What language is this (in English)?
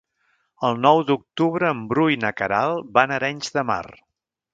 Catalan